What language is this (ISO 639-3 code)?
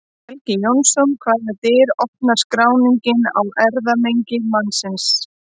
isl